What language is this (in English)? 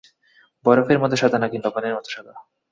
Bangla